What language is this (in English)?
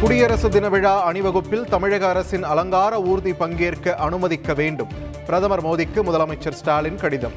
Tamil